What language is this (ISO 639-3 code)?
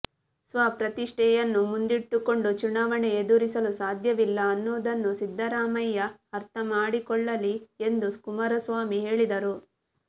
kan